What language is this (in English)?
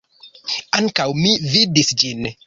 Esperanto